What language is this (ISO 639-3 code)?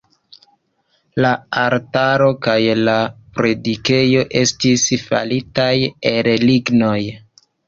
epo